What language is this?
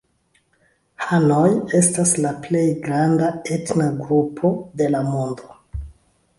Esperanto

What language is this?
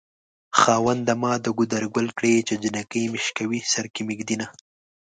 Pashto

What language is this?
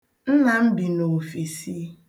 Igbo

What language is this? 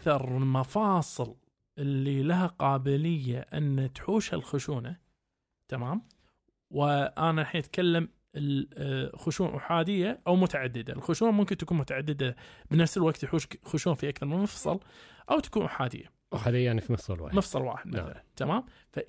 Arabic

